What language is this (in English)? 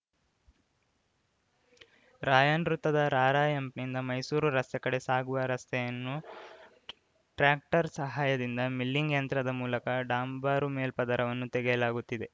Kannada